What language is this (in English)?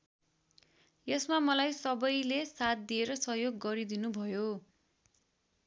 Nepali